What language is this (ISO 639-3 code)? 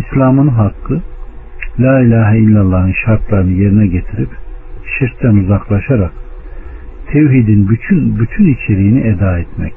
tur